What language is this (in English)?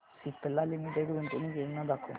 Marathi